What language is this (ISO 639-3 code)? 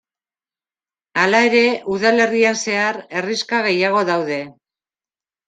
eus